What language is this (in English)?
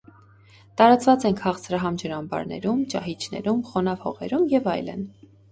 Armenian